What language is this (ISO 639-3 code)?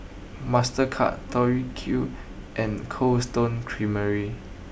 eng